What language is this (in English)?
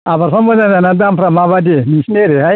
Bodo